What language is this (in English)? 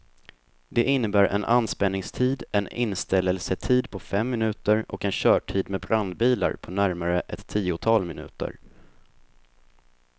Swedish